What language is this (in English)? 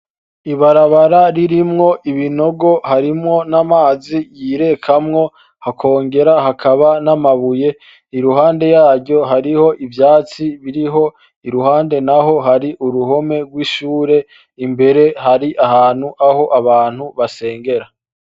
Rundi